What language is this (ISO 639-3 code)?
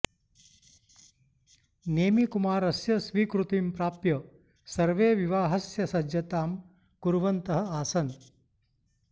san